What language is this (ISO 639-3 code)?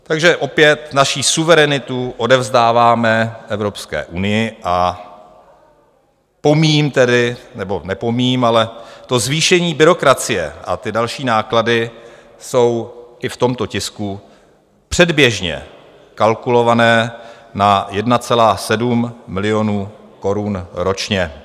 ces